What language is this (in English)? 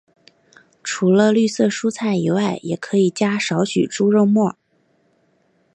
Chinese